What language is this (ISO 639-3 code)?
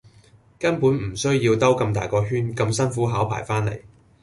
yue